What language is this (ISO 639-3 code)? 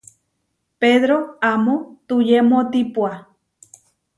var